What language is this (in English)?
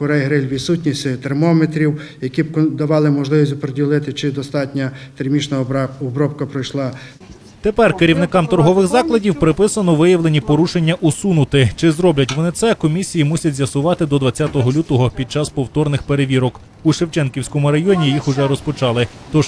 Ukrainian